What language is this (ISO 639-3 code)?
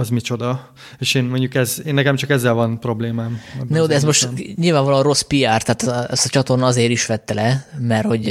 hun